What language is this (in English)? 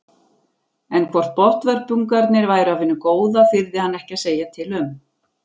Icelandic